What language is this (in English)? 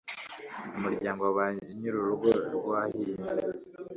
Kinyarwanda